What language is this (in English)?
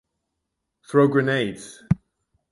English